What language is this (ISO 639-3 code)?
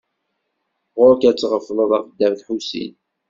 kab